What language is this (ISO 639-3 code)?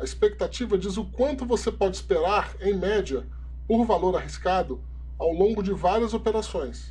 por